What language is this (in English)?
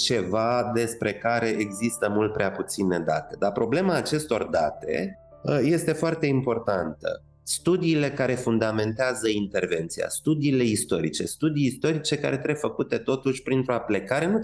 Romanian